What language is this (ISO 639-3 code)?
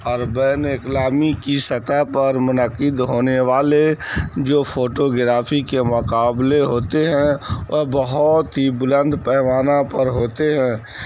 urd